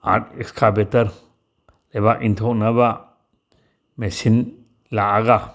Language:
Manipuri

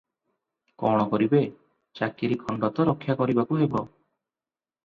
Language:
Odia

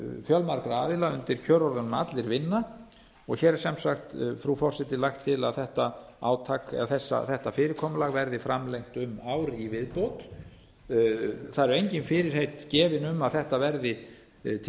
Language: Icelandic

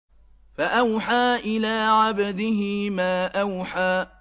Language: Arabic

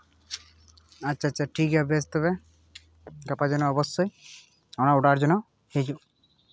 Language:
Santali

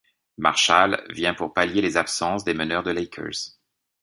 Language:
French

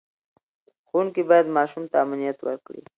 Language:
Pashto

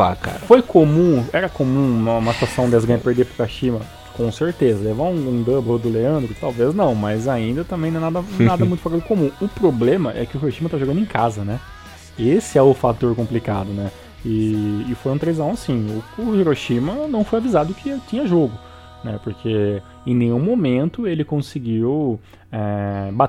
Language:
Portuguese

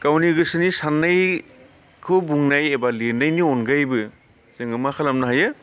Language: Bodo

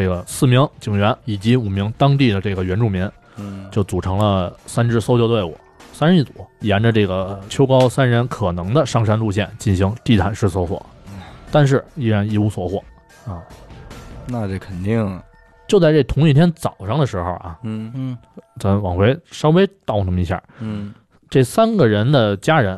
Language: Chinese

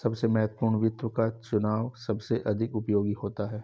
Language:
Hindi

